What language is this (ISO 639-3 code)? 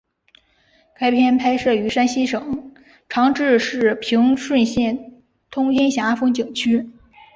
zho